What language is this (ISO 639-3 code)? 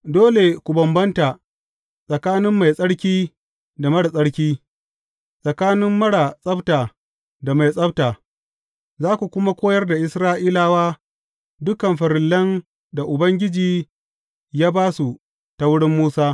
hau